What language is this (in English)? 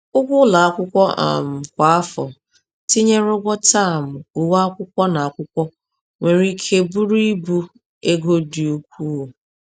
Igbo